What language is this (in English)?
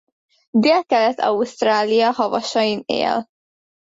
Hungarian